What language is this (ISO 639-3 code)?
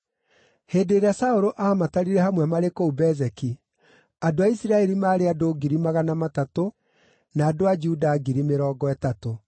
kik